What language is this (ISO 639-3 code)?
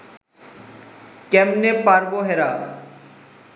ben